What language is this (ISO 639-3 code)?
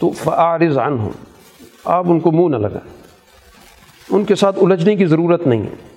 urd